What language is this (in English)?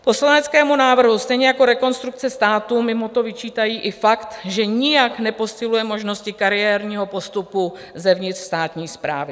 Czech